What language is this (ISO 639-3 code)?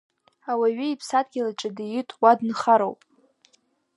abk